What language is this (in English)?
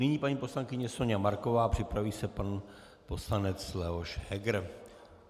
Czech